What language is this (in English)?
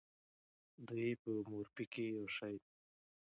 Pashto